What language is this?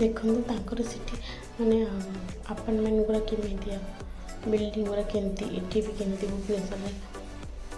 Odia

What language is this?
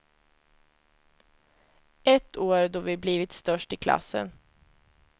Swedish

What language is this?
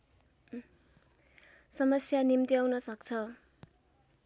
Nepali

